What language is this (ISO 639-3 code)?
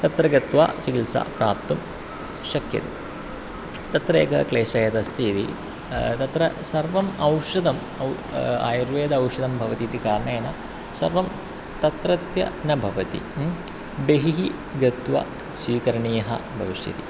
san